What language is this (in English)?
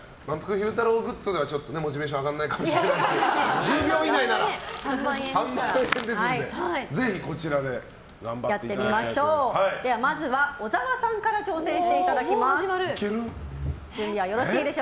Japanese